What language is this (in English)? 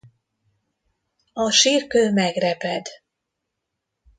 Hungarian